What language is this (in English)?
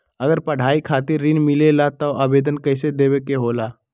Magahi